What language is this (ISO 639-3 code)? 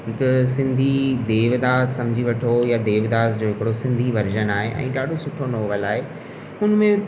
snd